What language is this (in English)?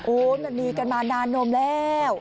Thai